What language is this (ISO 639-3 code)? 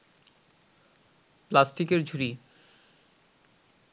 ben